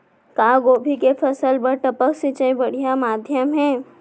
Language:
Chhattisgarhi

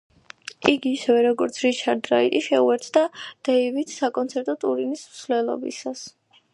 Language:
Georgian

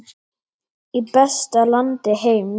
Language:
Icelandic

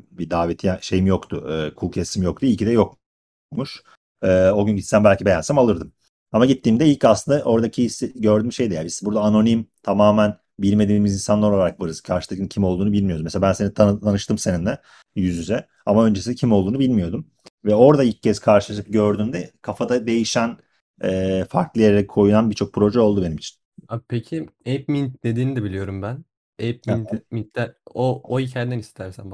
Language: Turkish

